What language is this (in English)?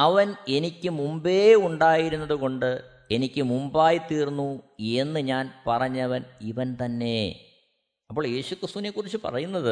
Malayalam